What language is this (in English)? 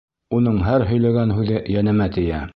Bashkir